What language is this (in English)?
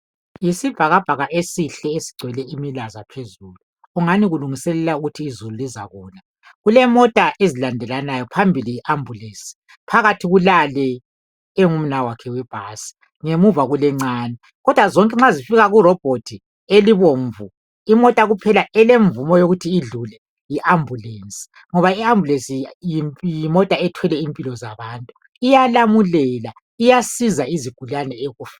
North Ndebele